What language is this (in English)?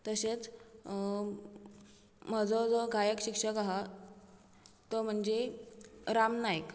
Konkani